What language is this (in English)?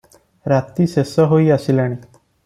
Odia